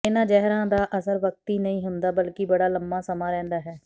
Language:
Punjabi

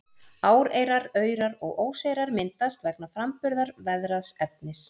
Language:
Icelandic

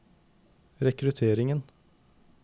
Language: Norwegian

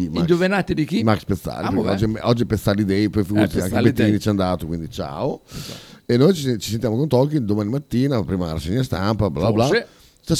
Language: Italian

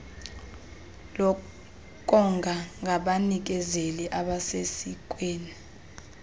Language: Xhosa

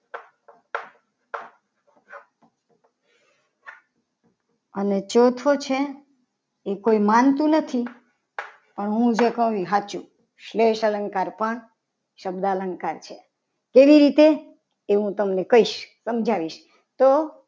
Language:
Gujarati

